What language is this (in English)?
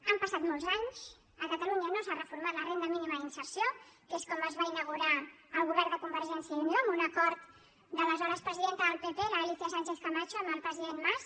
Catalan